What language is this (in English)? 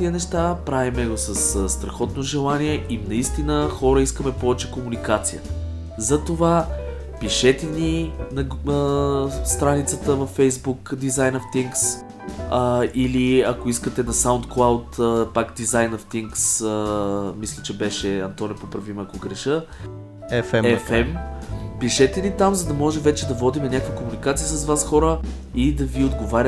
Bulgarian